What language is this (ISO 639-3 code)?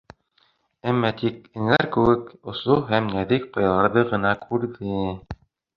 bak